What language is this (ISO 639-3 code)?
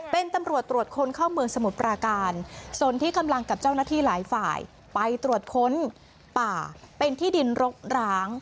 tha